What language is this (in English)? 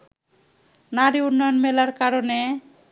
Bangla